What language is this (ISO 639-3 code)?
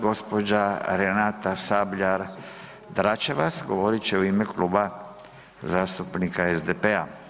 hrv